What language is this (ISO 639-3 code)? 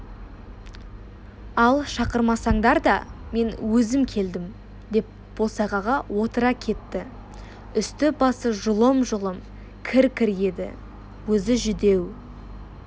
kaz